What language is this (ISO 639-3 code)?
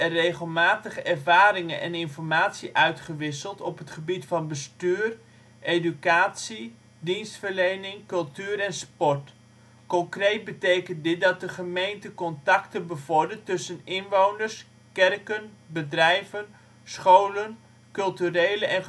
nld